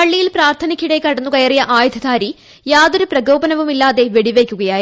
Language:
Malayalam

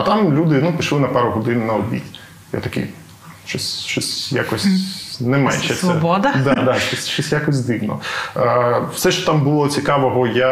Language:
Ukrainian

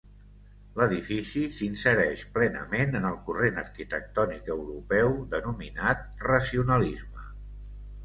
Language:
Catalan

